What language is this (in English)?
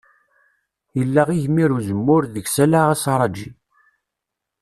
Kabyle